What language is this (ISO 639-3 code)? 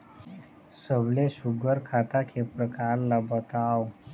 hne